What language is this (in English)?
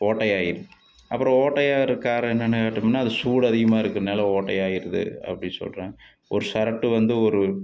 Tamil